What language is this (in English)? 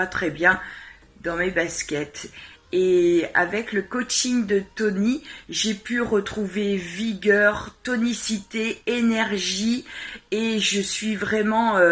French